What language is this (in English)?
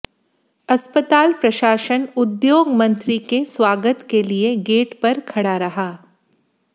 Hindi